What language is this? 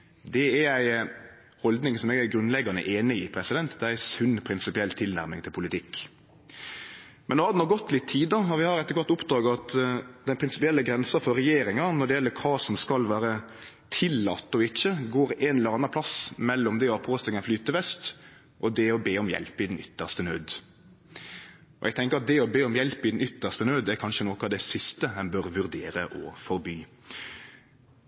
Norwegian Nynorsk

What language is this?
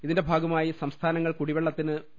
Malayalam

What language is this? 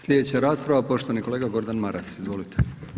Croatian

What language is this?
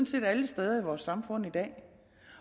Danish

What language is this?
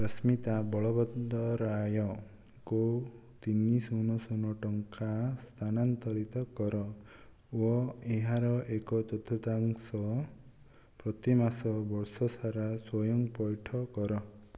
Odia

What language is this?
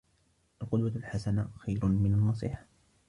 Arabic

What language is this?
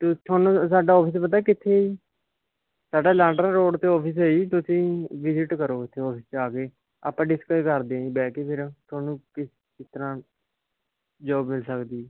Punjabi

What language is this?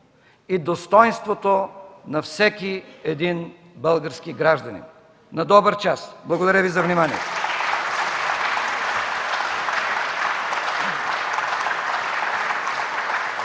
Bulgarian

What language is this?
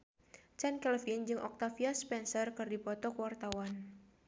Sundanese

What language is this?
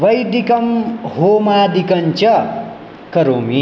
Sanskrit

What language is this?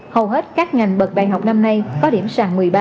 Vietnamese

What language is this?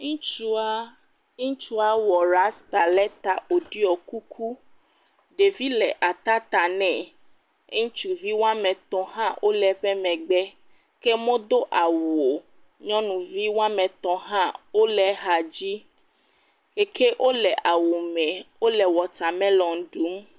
Ewe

